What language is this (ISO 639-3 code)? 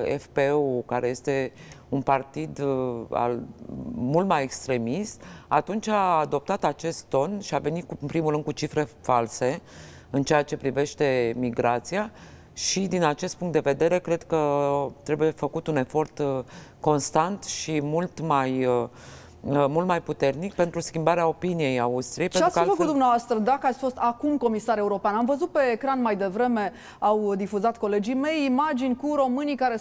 ron